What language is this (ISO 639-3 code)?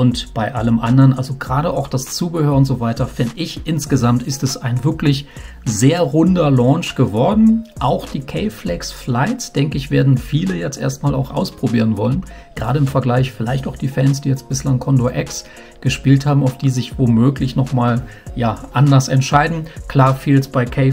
deu